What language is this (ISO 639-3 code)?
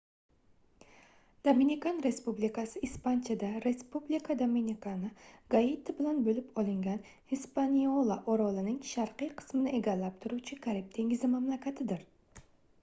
uzb